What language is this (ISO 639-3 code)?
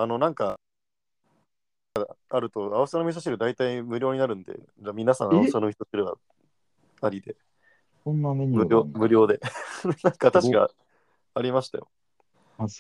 jpn